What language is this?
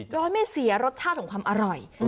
Thai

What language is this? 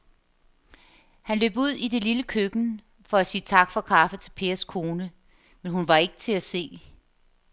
Danish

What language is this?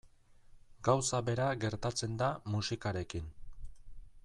Basque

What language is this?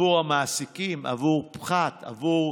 Hebrew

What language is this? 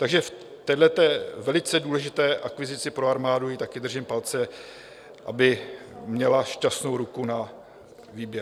Czech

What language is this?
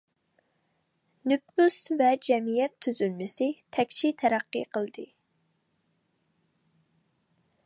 Uyghur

